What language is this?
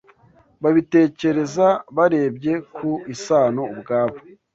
Kinyarwanda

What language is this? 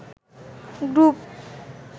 Bangla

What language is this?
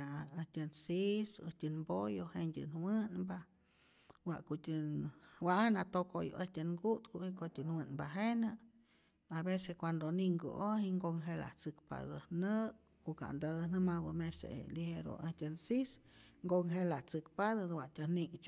Rayón Zoque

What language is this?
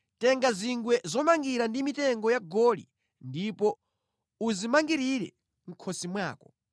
Nyanja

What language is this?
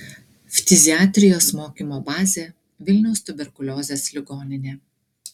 Lithuanian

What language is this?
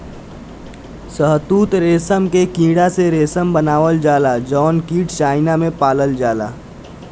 Bhojpuri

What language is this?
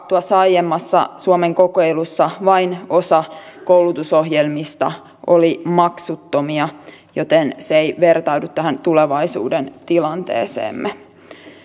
Finnish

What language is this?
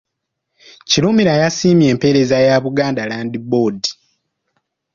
Ganda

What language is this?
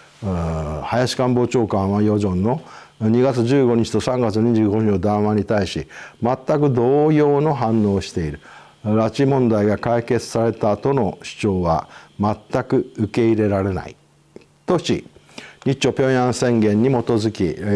Japanese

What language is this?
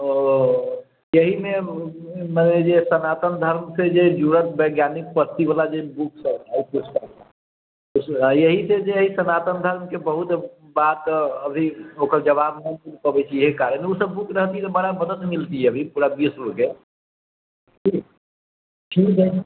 Maithili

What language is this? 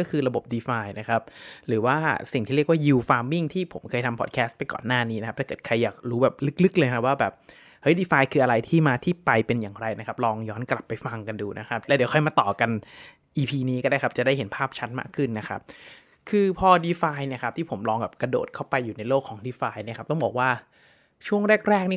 Thai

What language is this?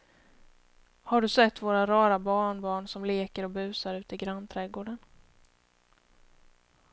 Swedish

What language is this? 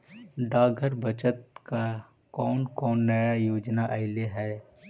Magahi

